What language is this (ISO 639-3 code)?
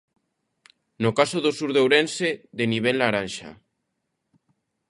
glg